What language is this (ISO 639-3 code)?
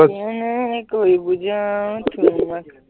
asm